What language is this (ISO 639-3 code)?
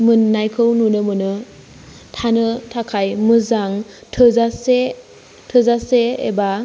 brx